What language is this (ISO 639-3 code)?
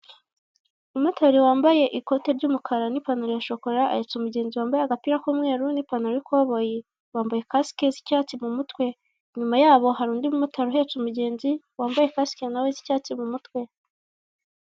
kin